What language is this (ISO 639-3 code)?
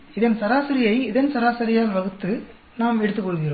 tam